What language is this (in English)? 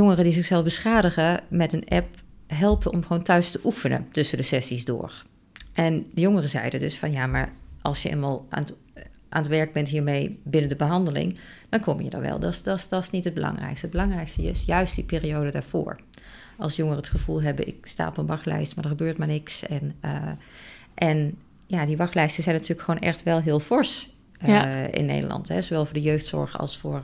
Dutch